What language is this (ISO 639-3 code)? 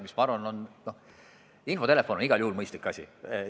est